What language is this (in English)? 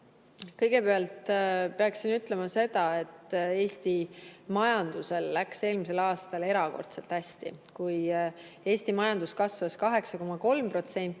Estonian